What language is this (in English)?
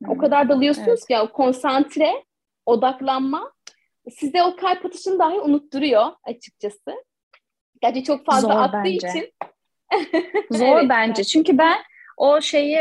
Turkish